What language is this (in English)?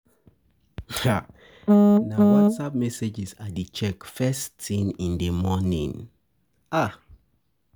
Nigerian Pidgin